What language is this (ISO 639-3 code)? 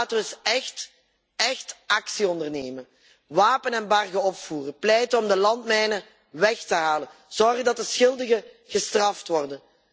nld